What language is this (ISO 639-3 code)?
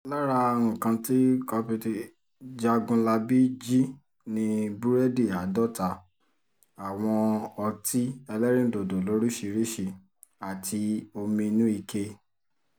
yor